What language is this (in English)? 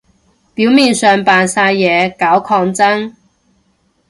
Cantonese